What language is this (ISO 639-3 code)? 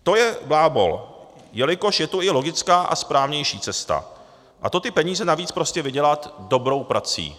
ces